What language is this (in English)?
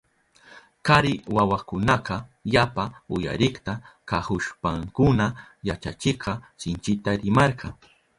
Southern Pastaza Quechua